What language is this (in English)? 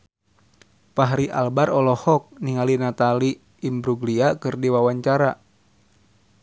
Sundanese